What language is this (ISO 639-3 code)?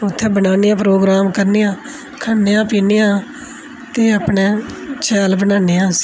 doi